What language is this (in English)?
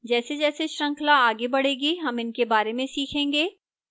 Hindi